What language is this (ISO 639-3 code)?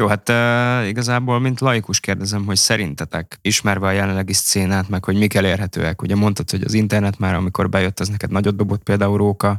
hun